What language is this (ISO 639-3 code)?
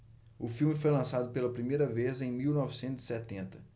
por